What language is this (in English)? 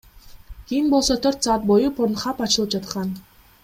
Kyrgyz